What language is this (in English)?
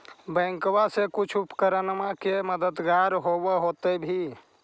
Magahi